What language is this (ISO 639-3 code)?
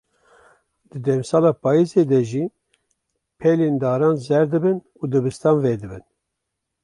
kur